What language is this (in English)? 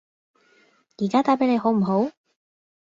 Cantonese